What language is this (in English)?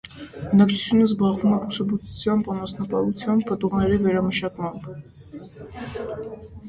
Armenian